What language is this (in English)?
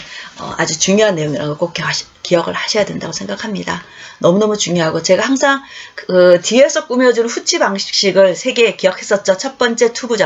Korean